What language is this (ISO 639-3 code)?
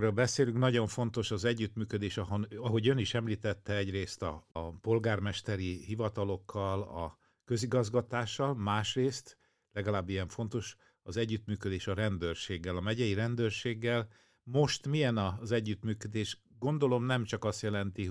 hun